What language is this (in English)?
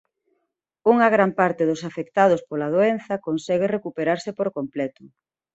Galician